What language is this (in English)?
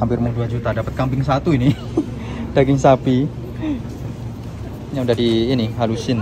Indonesian